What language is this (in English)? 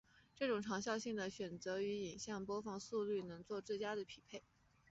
Chinese